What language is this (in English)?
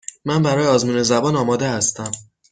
Persian